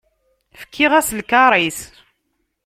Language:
Kabyle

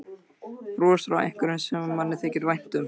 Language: Icelandic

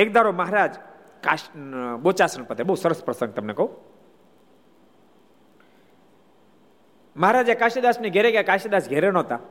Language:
Gujarati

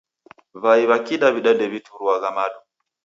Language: Taita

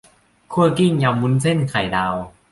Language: Thai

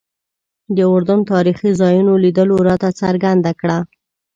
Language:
Pashto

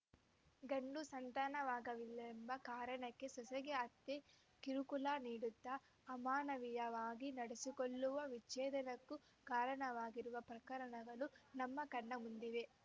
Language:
Kannada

